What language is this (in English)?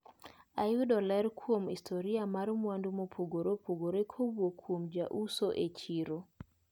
Luo (Kenya and Tanzania)